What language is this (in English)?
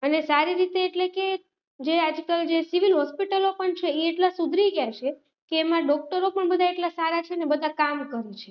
Gujarati